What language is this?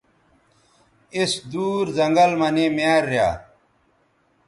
Bateri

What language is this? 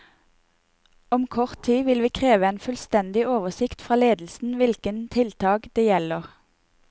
Norwegian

